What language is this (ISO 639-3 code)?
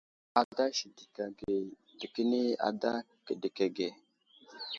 udl